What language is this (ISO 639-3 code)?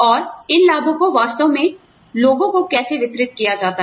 hin